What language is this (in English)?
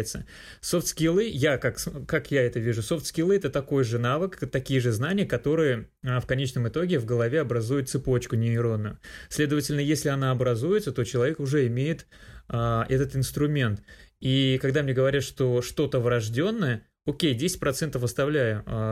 Russian